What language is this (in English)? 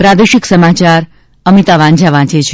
Gujarati